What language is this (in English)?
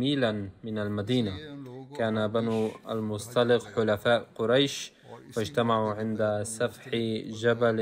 Arabic